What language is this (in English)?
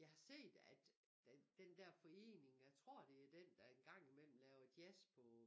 Danish